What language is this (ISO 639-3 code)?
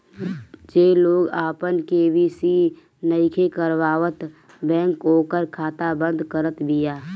bho